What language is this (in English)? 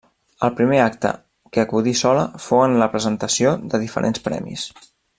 Catalan